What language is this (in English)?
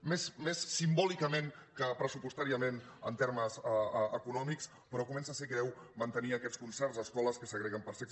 Catalan